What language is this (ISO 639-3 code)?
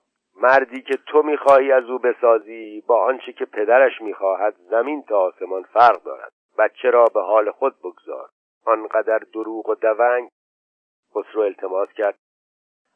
fas